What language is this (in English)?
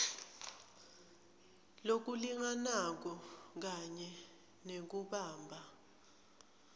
Swati